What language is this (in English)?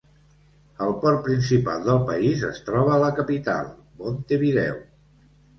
Catalan